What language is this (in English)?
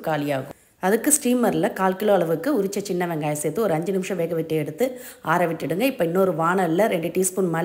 Tamil